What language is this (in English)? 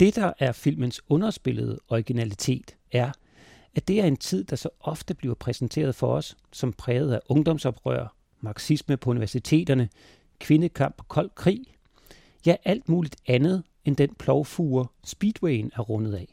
Danish